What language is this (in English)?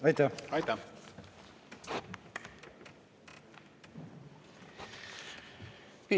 Estonian